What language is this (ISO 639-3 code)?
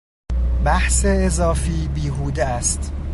fas